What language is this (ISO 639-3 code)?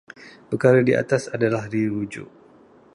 msa